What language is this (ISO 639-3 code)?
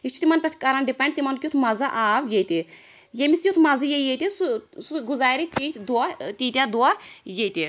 kas